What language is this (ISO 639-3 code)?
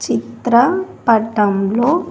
tel